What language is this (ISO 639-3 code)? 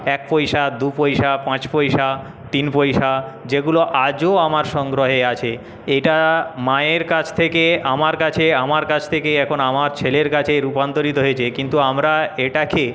ben